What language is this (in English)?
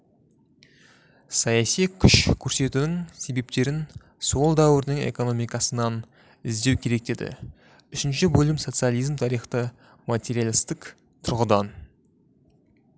Kazakh